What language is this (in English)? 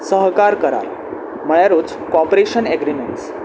Konkani